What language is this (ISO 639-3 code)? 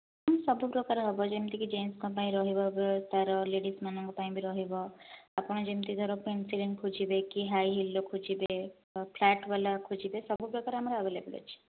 ori